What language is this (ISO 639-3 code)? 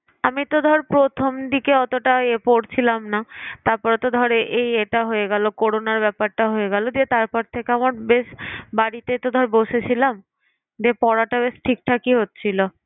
ben